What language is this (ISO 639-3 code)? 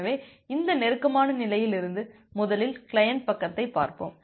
tam